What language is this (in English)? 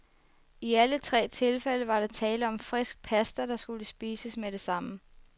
Danish